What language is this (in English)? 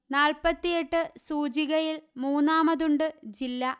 Malayalam